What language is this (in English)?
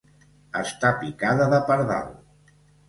Catalan